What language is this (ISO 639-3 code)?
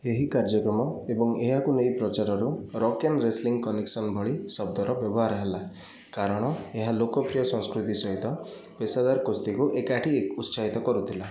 ori